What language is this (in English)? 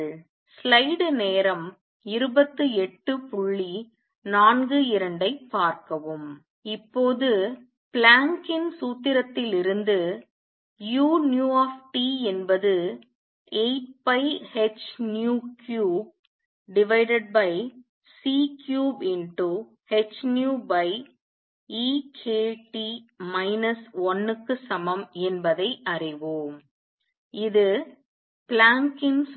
Tamil